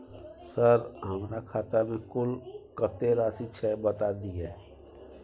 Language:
Maithili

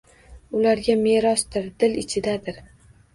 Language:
Uzbek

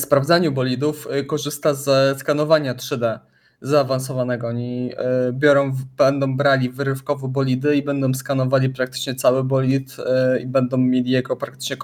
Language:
Polish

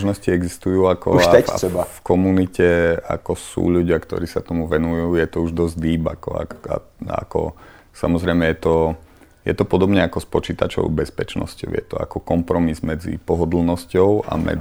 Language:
Czech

